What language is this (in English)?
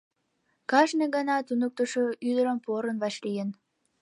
Mari